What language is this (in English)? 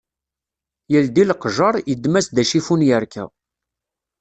Kabyle